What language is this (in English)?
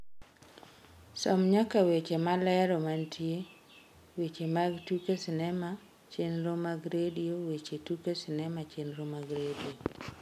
Luo (Kenya and Tanzania)